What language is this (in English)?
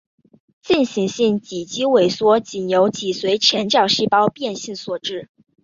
Chinese